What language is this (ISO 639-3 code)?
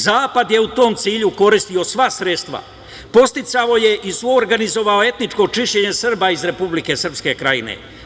srp